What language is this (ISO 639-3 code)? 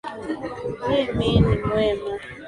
swa